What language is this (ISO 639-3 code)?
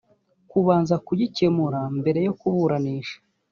kin